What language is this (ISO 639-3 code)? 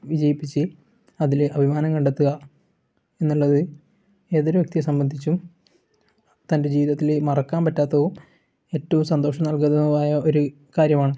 mal